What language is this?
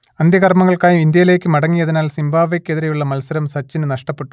Malayalam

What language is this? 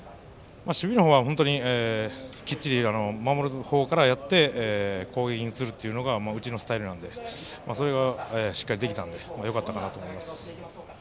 Japanese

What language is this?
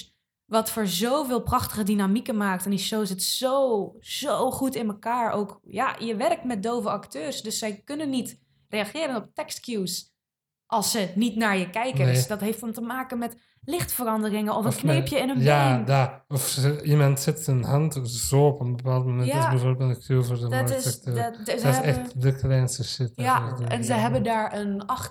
Dutch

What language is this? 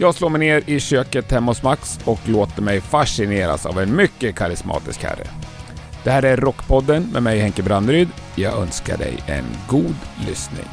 Swedish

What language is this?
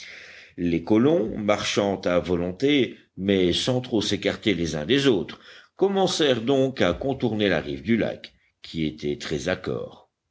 French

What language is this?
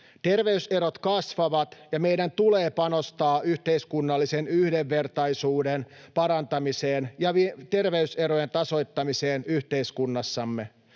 Finnish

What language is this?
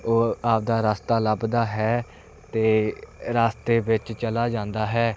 Punjabi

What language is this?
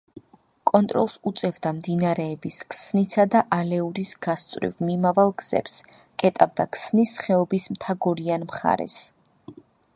Georgian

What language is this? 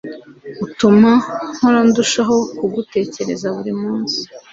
Kinyarwanda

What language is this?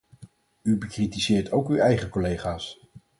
Dutch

